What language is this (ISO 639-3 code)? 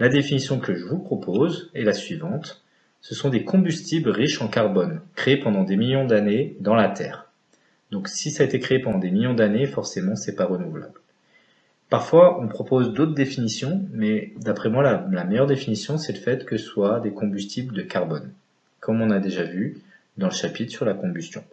fra